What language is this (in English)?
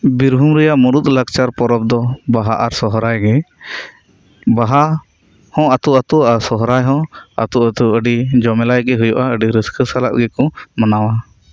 Santali